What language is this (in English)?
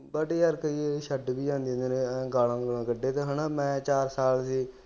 Punjabi